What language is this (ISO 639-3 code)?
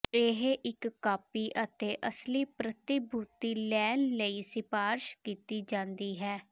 pan